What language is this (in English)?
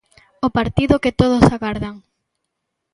Galician